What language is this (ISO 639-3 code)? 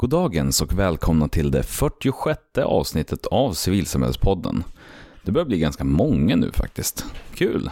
swe